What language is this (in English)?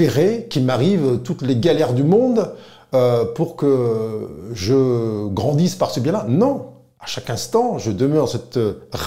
French